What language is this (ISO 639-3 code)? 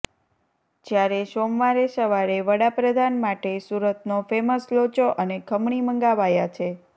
guj